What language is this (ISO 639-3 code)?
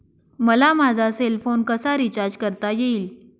mar